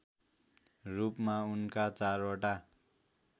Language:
Nepali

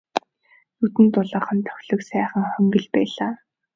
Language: Mongolian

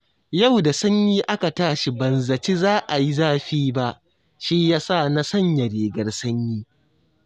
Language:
Hausa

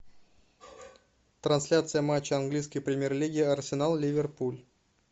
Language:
Russian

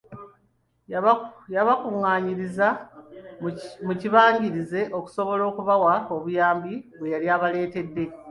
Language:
Ganda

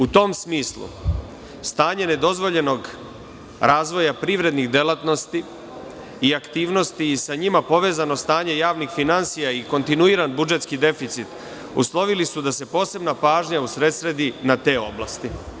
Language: Serbian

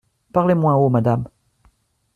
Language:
French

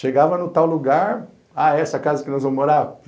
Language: Portuguese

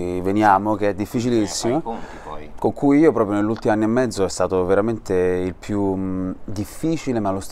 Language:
Italian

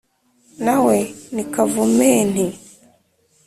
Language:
Kinyarwanda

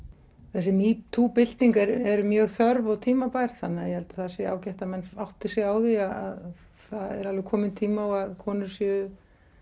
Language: Icelandic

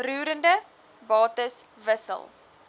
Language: Afrikaans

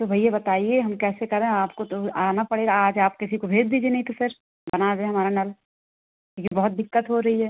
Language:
Hindi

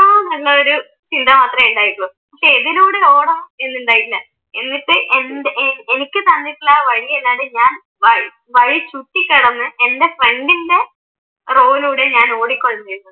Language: Malayalam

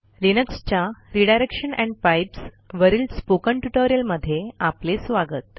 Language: Marathi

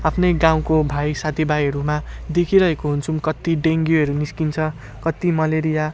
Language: Nepali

